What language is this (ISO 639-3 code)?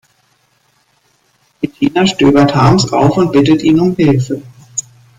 deu